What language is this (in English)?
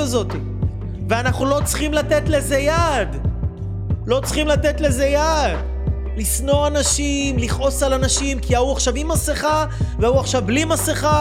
Hebrew